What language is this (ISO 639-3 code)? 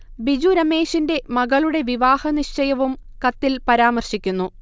mal